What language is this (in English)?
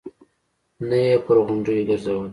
Pashto